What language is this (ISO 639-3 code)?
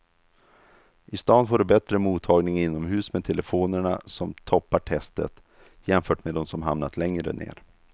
swe